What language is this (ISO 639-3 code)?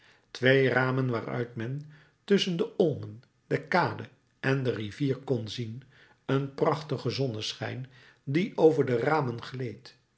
nld